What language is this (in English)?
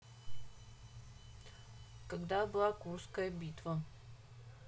Russian